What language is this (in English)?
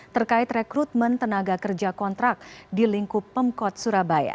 Indonesian